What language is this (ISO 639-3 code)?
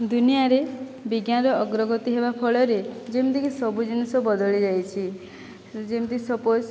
ori